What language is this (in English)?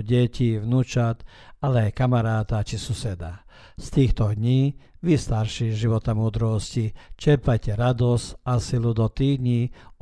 Croatian